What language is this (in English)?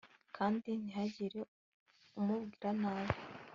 Kinyarwanda